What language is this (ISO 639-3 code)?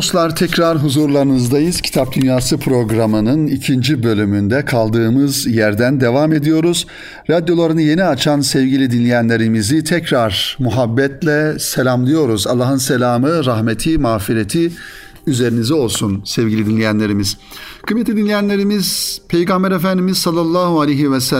tur